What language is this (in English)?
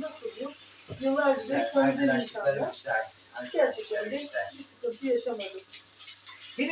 Turkish